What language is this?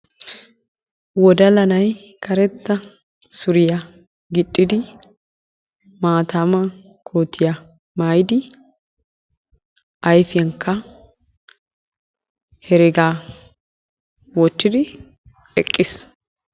Wolaytta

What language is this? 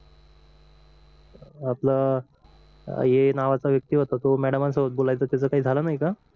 Marathi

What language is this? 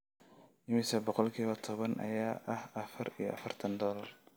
Somali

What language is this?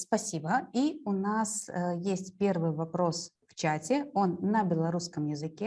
Russian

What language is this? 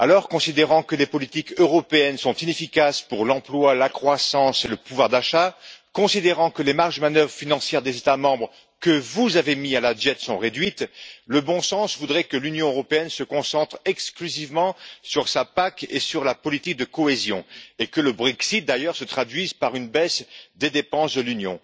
French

